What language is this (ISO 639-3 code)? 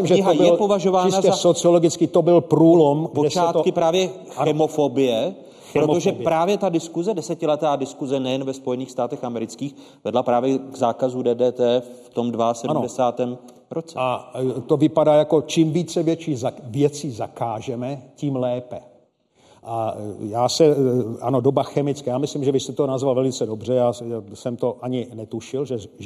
ces